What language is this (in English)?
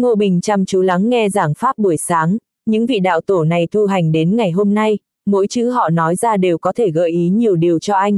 Vietnamese